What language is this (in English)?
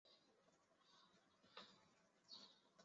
Chinese